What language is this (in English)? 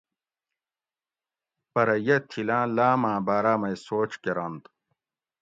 Gawri